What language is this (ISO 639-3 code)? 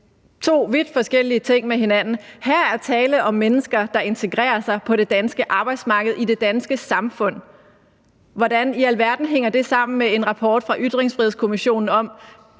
dan